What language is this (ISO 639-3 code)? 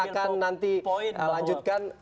ind